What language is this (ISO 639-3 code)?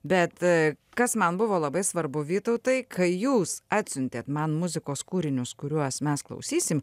lit